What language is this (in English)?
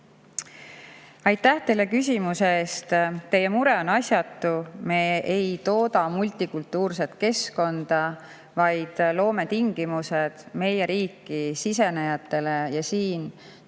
Estonian